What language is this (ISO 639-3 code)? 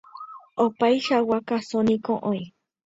grn